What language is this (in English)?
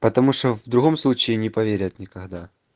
Russian